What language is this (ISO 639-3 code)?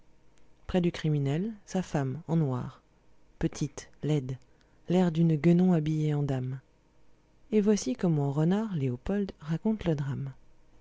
fra